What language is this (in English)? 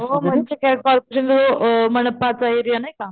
Marathi